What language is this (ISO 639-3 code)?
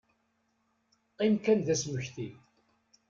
kab